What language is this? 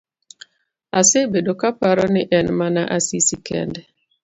Luo (Kenya and Tanzania)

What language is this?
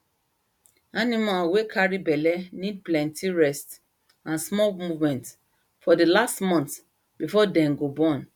Nigerian Pidgin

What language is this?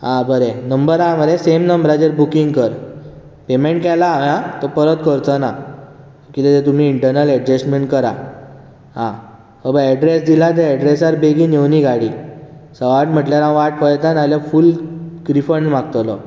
Konkani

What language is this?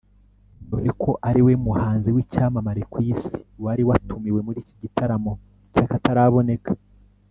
Kinyarwanda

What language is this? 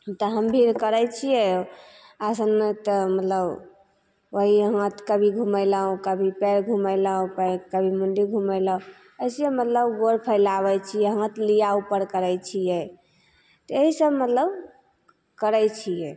Maithili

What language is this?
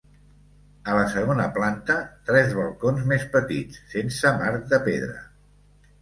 Catalan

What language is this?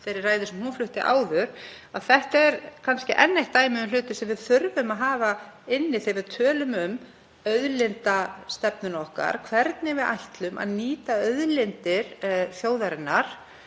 Icelandic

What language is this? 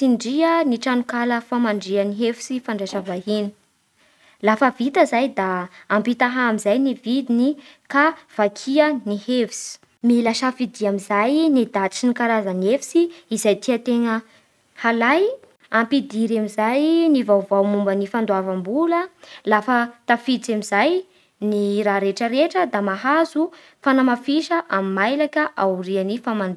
Bara Malagasy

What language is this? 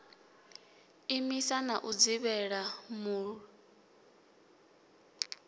Venda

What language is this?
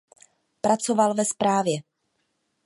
Czech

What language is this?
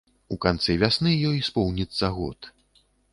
Belarusian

